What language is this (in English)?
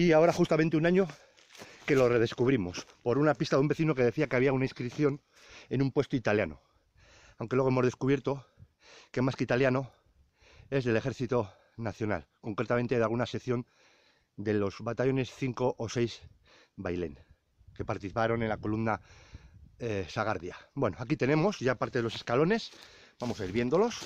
Spanish